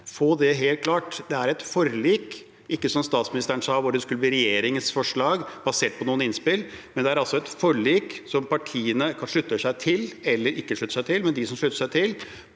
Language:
Norwegian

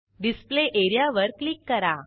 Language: Marathi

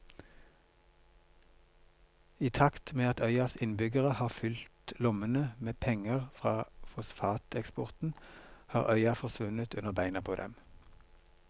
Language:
Norwegian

